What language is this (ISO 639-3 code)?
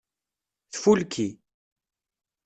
kab